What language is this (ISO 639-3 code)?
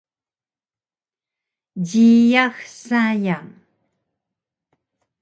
trv